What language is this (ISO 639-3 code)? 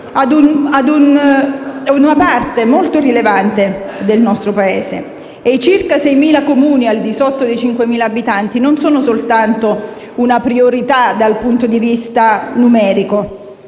ita